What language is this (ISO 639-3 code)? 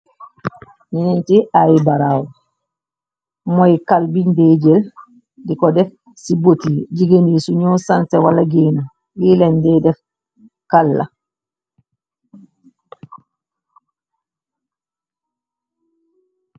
wol